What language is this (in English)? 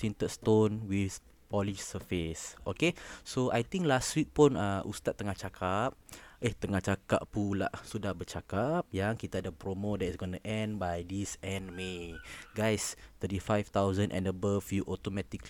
Malay